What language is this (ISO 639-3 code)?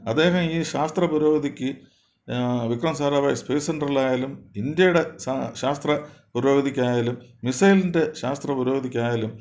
mal